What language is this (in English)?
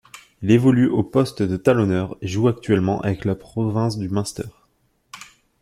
French